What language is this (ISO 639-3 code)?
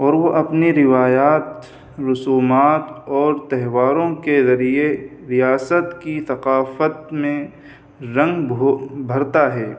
urd